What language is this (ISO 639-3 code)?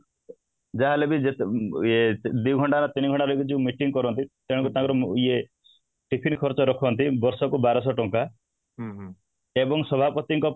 ori